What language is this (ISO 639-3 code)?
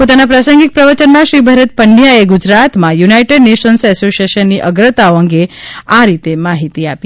guj